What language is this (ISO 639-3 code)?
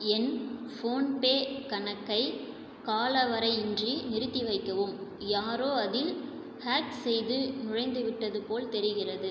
tam